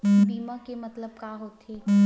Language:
Chhattisgarhi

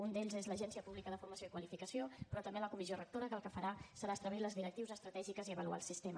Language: Catalan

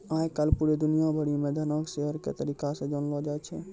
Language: Maithili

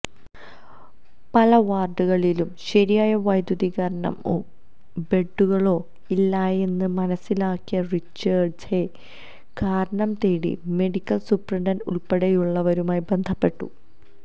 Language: Malayalam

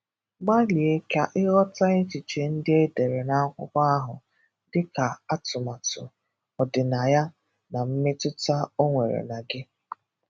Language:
Igbo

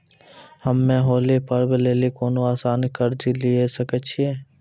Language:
Maithili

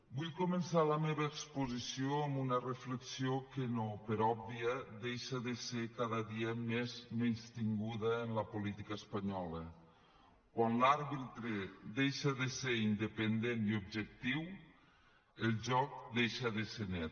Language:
Catalan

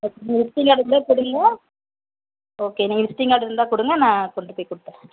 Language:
Tamil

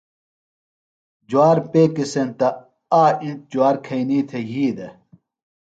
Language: Phalura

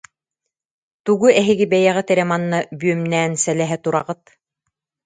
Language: Yakut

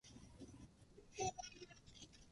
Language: Japanese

